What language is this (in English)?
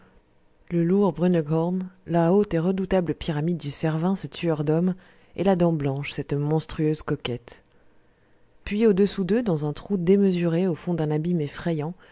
French